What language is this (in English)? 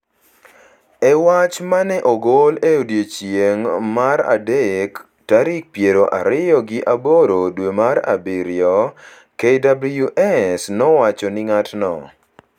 Luo (Kenya and Tanzania)